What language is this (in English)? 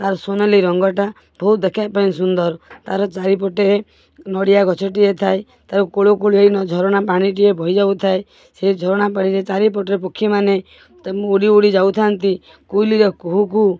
Odia